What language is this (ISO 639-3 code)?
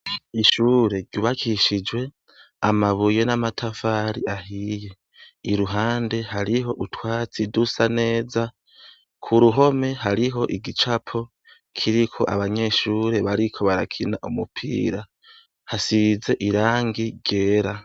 run